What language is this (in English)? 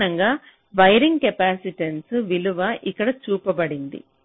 Telugu